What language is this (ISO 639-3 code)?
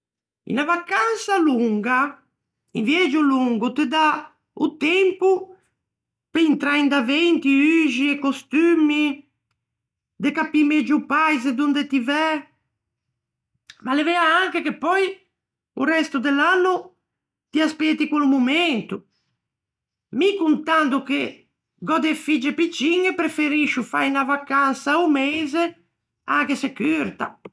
lij